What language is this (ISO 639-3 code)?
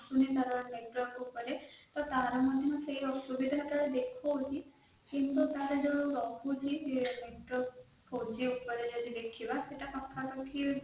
ori